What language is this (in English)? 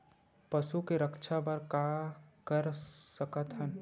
Chhattisgarhi